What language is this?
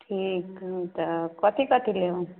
Maithili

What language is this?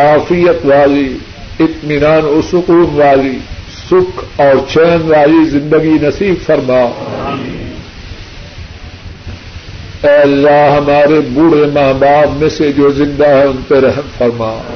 Urdu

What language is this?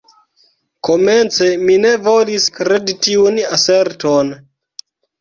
Esperanto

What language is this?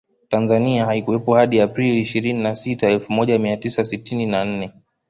Swahili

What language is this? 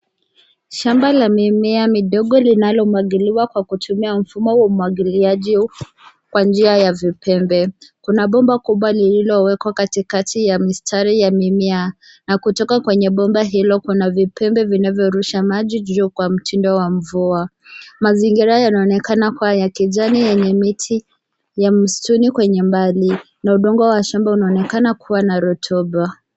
Swahili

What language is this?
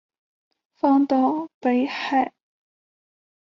Chinese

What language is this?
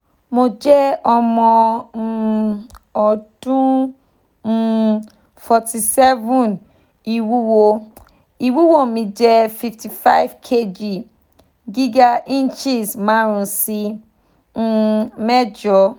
Yoruba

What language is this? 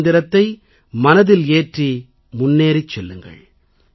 Tamil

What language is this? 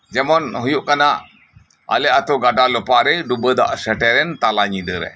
Santali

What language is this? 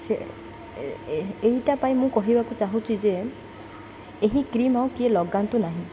Odia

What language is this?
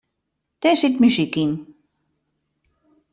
Western Frisian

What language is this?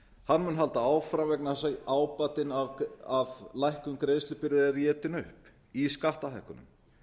Icelandic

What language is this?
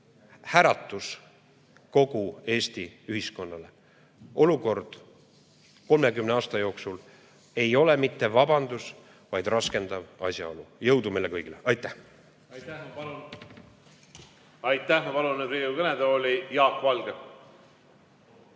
Estonian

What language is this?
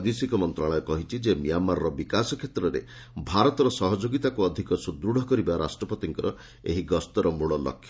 Odia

